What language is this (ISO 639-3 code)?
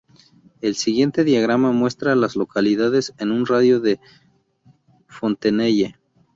spa